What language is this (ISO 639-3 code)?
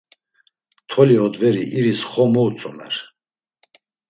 lzz